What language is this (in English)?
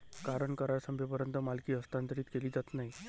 Marathi